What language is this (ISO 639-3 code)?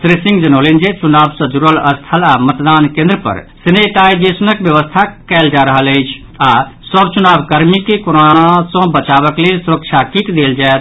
mai